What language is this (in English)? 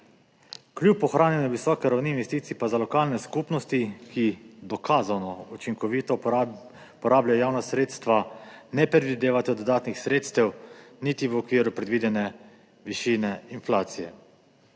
Slovenian